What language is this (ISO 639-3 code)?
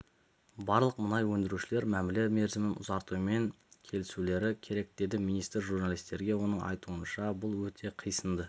kaz